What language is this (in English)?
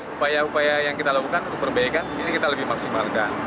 Indonesian